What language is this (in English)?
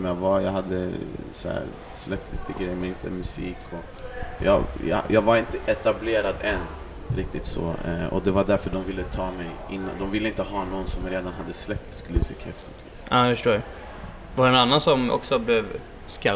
Swedish